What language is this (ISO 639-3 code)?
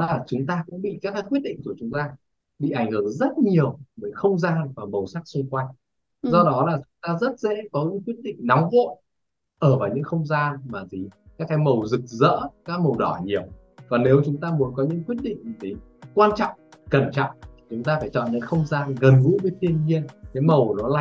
vie